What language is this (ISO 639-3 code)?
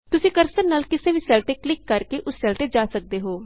pan